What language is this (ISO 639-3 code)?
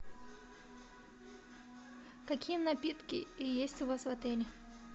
rus